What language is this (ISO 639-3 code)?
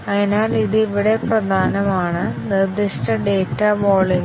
mal